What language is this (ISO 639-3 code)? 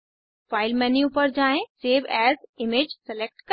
hin